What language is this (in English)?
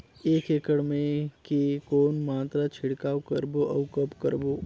Chhattisgarhi